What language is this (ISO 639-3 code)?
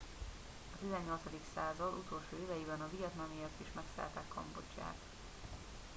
hun